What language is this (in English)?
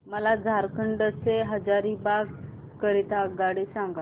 Marathi